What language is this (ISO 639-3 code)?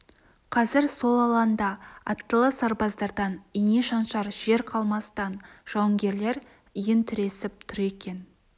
kaz